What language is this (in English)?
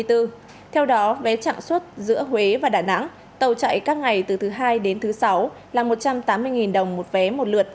Vietnamese